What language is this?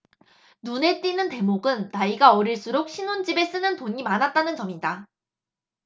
Korean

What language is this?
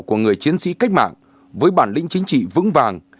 Vietnamese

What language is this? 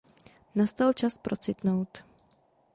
Czech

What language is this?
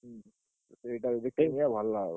Odia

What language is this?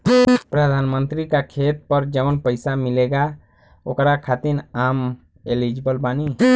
Bhojpuri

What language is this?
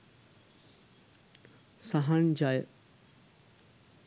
Sinhala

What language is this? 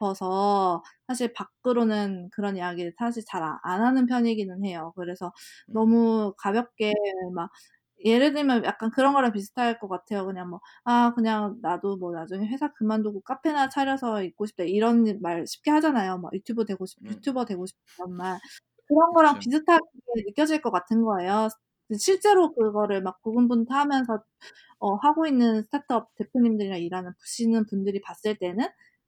Korean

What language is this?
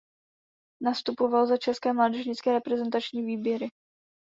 Czech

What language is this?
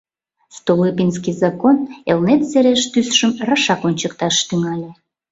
Mari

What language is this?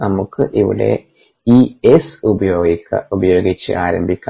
Malayalam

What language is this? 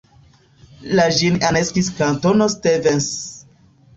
Esperanto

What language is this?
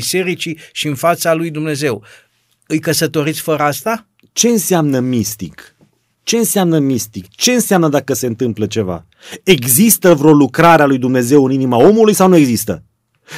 Romanian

